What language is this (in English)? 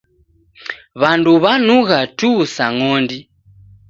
Taita